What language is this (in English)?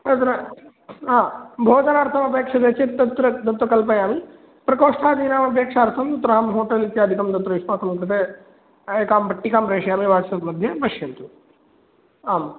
Sanskrit